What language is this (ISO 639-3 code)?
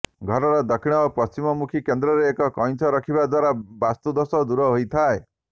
ori